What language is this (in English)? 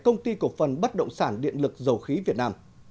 Vietnamese